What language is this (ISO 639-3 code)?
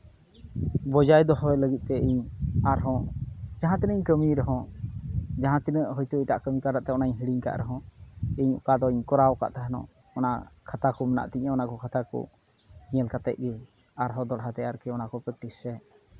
sat